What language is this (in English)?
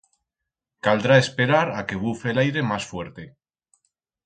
Aragonese